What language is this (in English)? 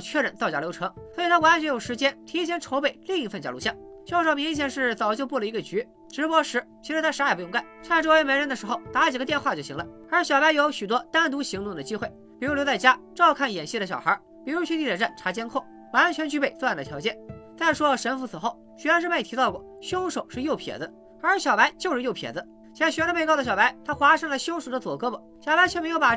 Chinese